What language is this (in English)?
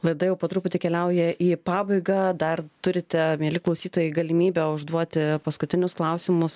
Lithuanian